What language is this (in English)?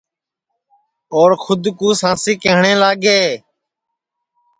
Sansi